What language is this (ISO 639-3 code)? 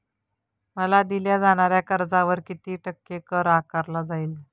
mar